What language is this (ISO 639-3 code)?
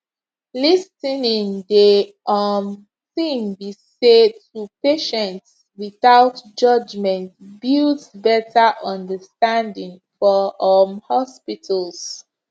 pcm